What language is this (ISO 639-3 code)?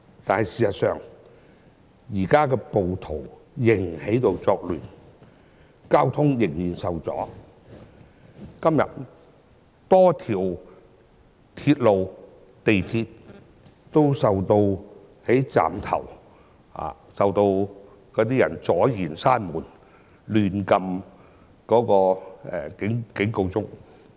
yue